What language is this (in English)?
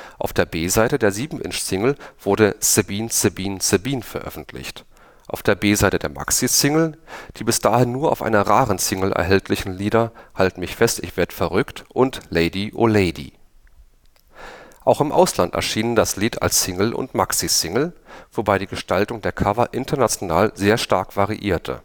German